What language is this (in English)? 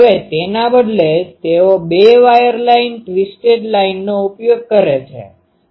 Gujarati